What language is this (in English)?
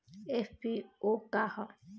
Bhojpuri